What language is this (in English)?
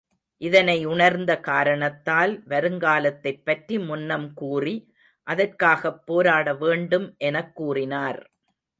Tamil